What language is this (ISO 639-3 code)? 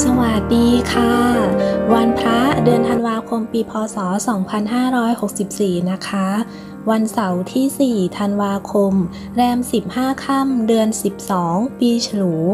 tha